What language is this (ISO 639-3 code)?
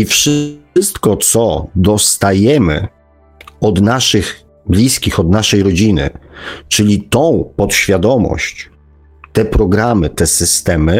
pol